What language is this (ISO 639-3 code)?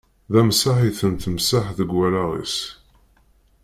kab